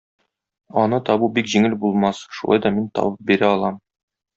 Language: Tatar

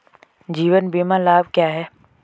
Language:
Hindi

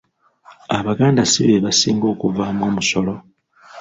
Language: Ganda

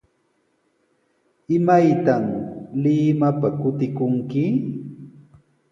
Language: Sihuas Ancash Quechua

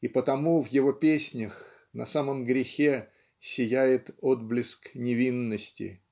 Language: Russian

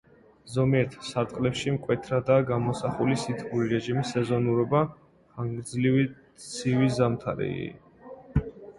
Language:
Georgian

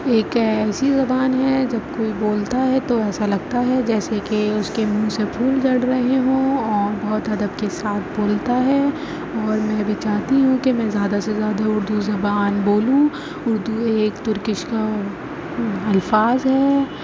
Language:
Urdu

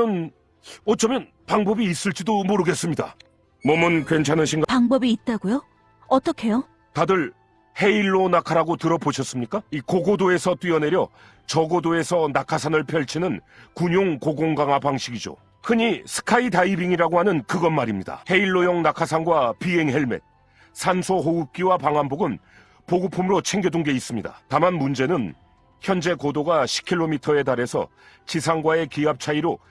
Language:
Korean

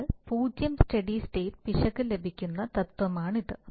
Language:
Malayalam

